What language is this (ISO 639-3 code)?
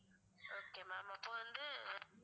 tam